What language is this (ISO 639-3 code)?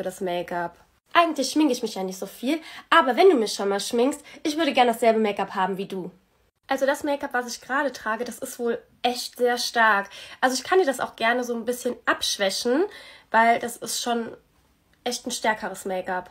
deu